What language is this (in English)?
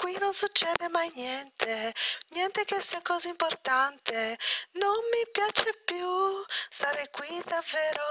Italian